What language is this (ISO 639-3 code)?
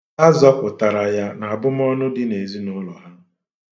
ibo